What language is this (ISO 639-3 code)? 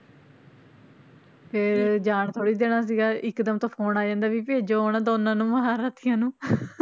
pan